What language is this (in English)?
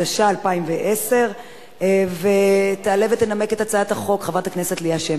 Hebrew